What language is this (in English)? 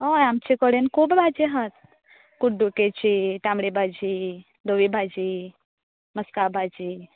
Konkani